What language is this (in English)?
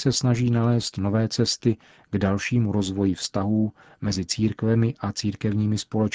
Czech